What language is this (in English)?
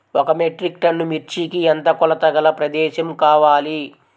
Telugu